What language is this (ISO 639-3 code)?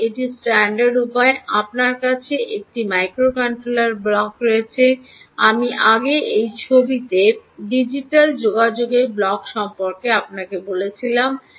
ben